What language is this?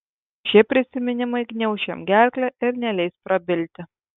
Lithuanian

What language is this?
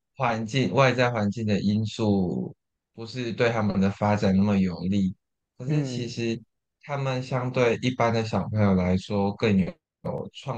Chinese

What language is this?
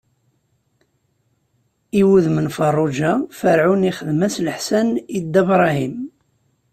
Kabyle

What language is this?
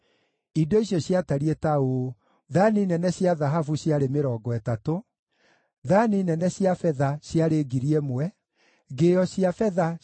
Kikuyu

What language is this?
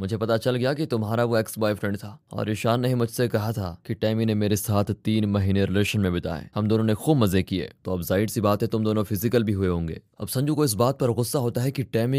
Hindi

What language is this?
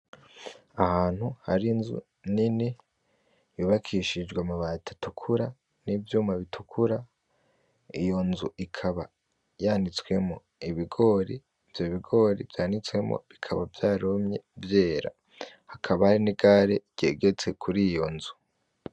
Rundi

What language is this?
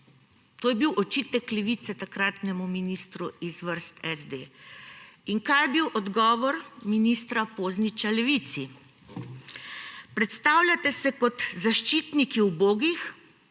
Slovenian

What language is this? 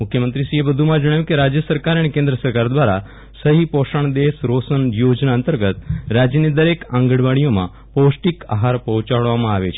Gujarati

